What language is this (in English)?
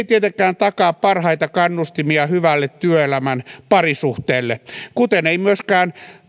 Finnish